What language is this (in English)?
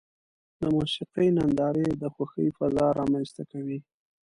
Pashto